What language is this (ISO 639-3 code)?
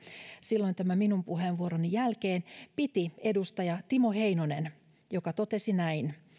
fin